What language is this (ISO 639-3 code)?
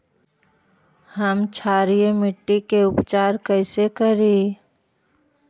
mag